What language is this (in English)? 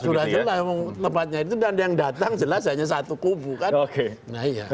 Indonesian